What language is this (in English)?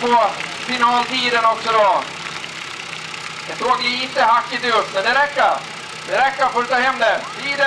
Swedish